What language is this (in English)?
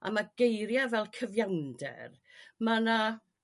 Welsh